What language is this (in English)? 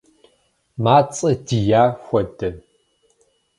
Kabardian